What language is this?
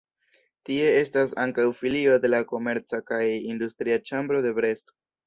Esperanto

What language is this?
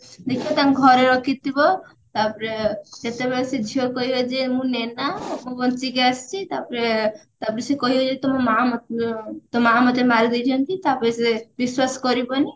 Odia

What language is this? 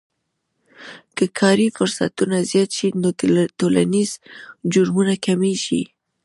Pashto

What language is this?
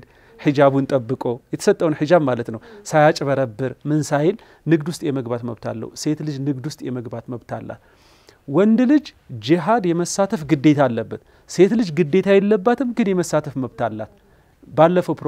Arabic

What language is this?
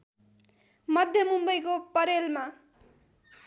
Nepali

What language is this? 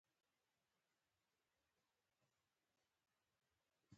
Pashto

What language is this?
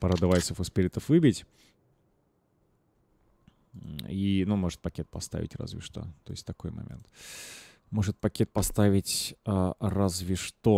Russian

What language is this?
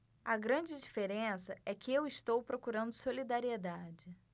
Portuguese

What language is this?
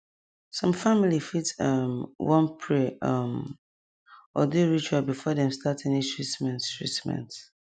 Nigerian Pidgin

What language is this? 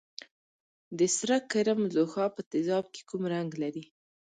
Pashto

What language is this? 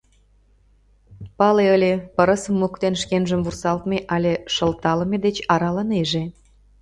Mari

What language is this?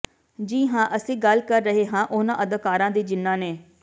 Punjabi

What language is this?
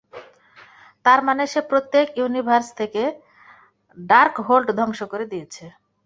Bangla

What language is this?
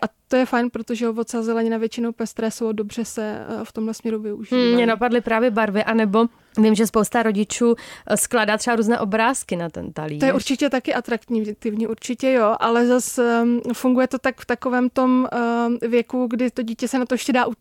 Czech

